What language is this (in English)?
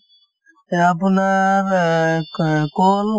Assamese